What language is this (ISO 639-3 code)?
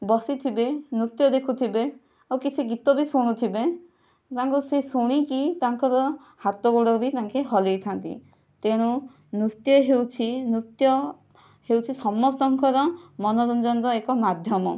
ori